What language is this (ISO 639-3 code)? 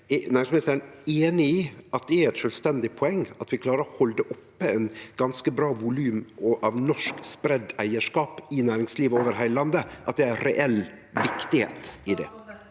nor